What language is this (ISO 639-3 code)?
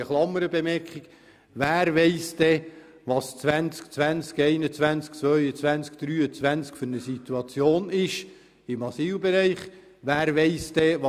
gsw